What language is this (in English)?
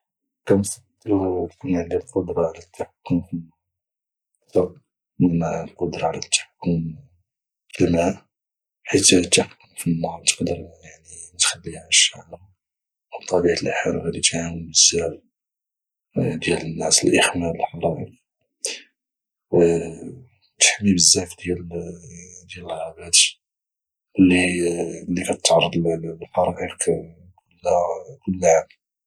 Moroccan Arabic